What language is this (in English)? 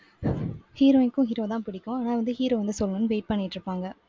Tamil